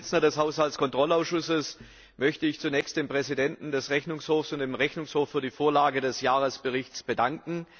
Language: German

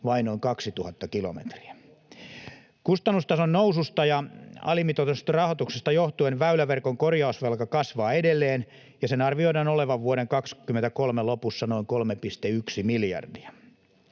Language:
Finnish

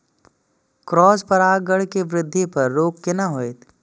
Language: Maithili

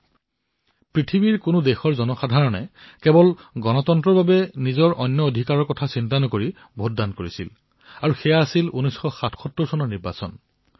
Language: Assamese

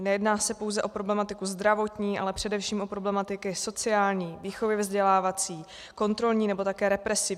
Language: Czech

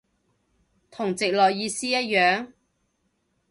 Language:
Cantonese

